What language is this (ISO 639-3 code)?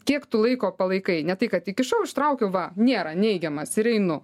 lit